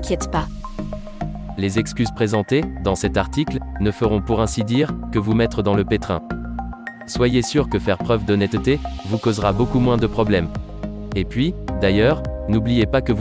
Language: French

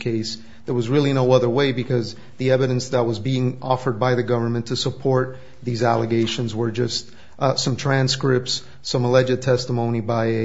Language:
English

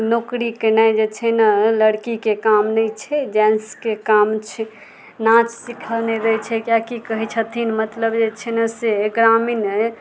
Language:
Maithili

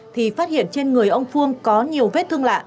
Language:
Vietnamese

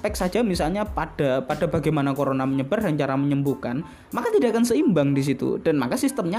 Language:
Indonesian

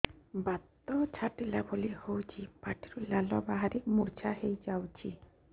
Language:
Odia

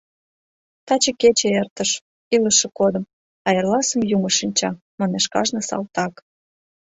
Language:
Mari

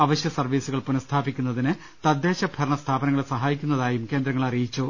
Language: Malayalam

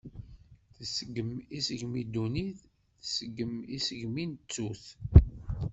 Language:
Kabyle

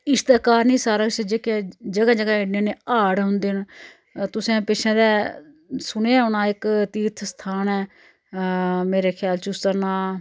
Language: Dogri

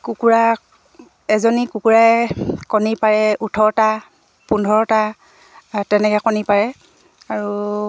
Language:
Assamese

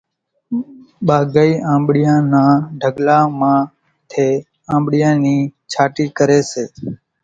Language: Kachi Koli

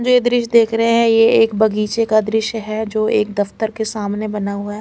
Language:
Hindi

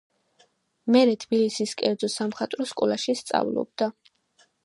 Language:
Georgian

